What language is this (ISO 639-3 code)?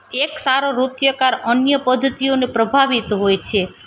guj